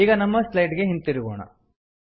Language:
Kannada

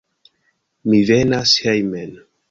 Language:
Esperanto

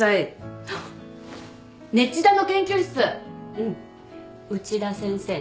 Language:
Japanese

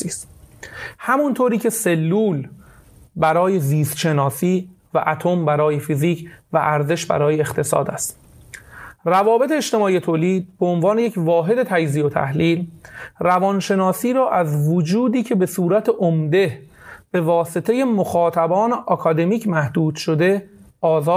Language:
Persian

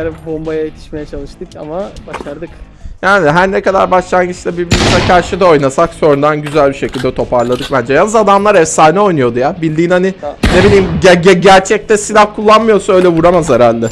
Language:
Turkish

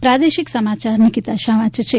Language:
Gujarati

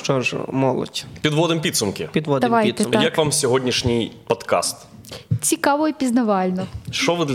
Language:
Ukrainian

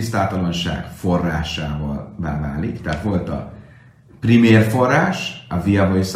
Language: Hungarian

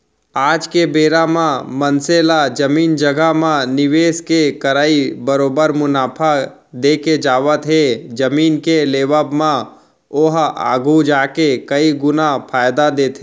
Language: Chhattisgarhi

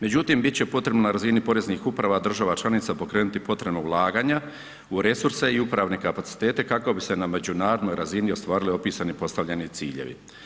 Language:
Croatian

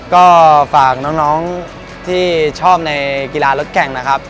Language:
Thai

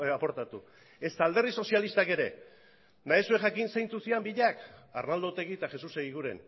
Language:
Basque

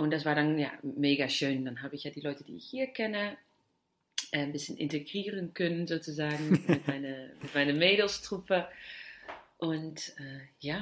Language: German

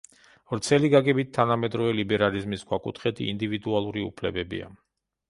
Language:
Georgian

